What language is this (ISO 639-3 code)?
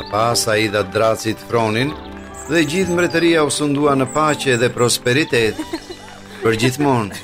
ron